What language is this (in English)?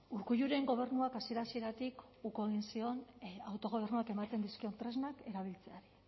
Basque